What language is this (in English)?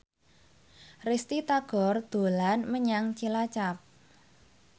Javanese